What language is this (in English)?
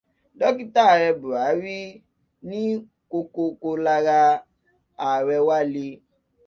Yoruba